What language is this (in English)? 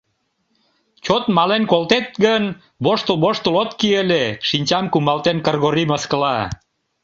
Mari